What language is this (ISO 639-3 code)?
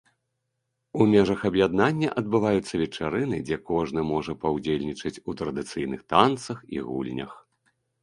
bel